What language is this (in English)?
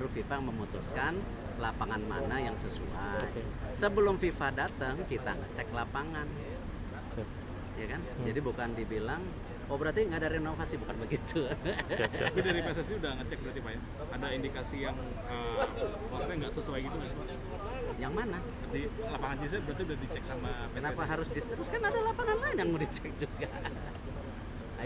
Indonesian